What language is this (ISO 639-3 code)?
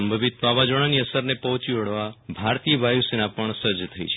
guj